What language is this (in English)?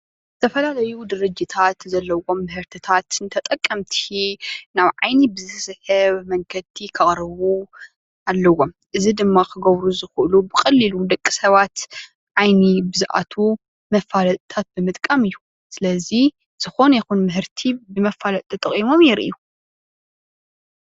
Tigrinya